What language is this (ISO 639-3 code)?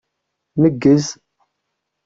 kab